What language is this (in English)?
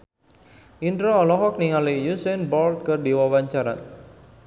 Sundanese